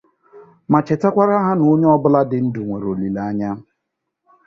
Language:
Igbo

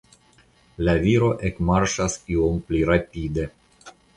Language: Esperanto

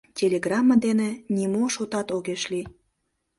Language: Mari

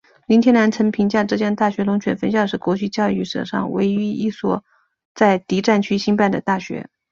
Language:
Chinese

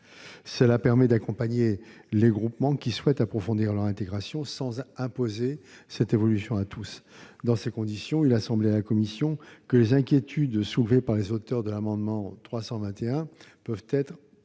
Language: French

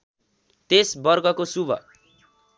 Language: Nepali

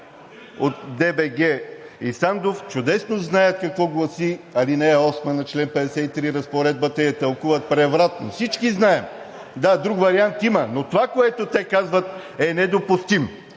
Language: Bulgarian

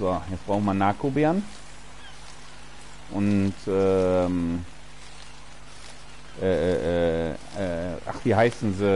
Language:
German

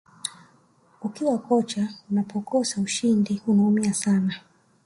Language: Swahili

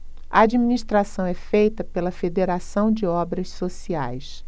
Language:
Portuguese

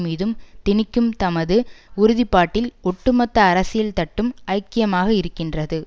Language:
Tamil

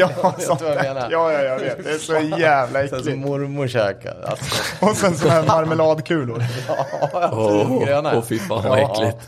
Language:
Swedish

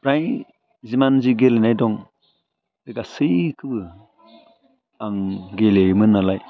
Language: Bodo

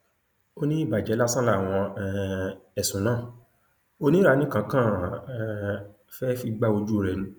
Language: Yoruba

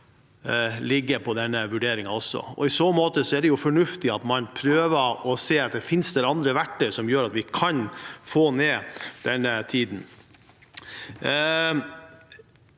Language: Norwegian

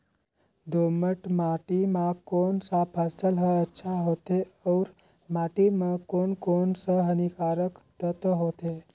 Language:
Chhattisgarhi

